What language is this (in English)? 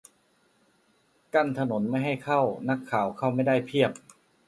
Thai